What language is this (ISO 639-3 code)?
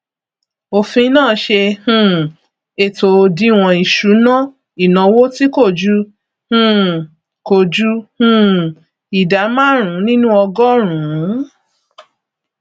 yor